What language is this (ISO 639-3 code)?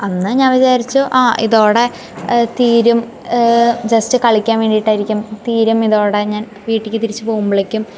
mal